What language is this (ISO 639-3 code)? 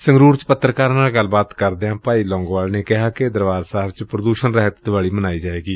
pan